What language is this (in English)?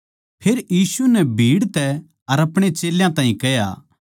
Haryanvi